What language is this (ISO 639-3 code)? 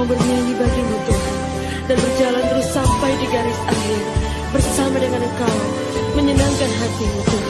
ind